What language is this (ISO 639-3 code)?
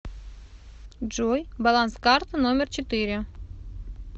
rus